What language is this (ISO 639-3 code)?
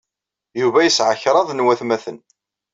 kab